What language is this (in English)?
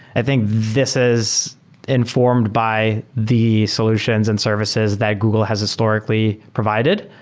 English